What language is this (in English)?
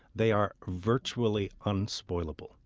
English